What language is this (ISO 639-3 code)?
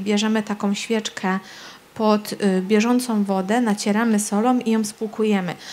pol